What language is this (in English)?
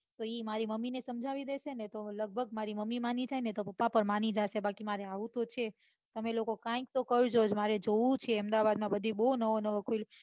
Gujarati